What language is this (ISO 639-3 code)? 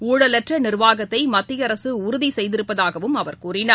tam